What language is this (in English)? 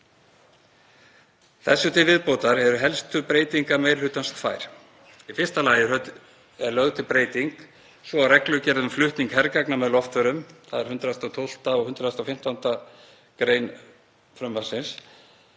Icelandic